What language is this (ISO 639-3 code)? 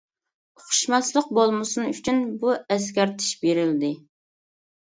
uig